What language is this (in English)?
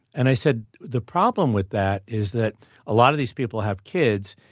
English